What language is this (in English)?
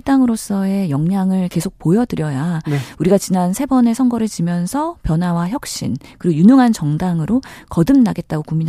Korean